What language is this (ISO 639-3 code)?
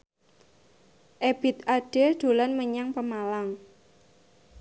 jav